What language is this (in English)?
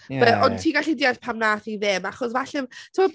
Welsh